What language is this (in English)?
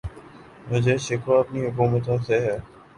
Urdu